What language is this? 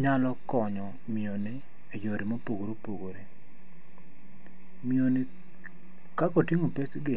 Luo (Kenya and Tanzania)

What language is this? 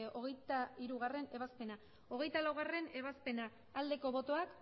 Basque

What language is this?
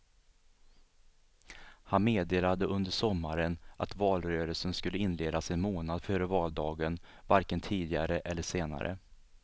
Swedish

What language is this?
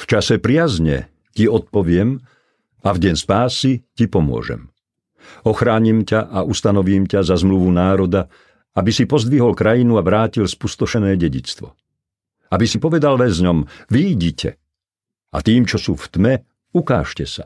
Slovak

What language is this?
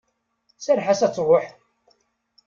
Kabyle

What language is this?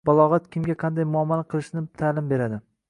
Uzbek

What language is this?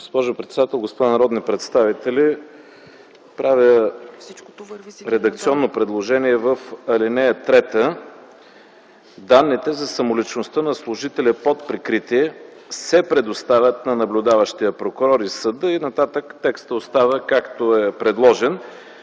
Bulgarian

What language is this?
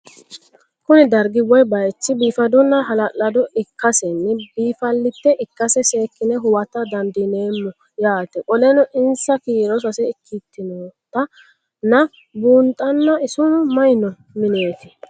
Sidamo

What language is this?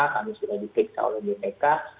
Indonesian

